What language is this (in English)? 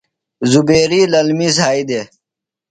Phalura